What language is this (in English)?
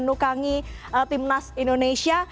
Indonesian